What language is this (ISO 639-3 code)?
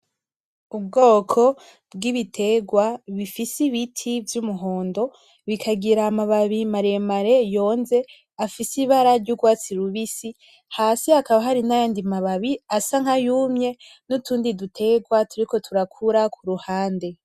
run